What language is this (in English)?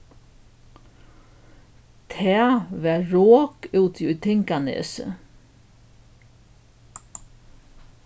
Faroese